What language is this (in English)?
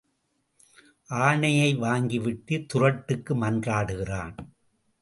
Tamil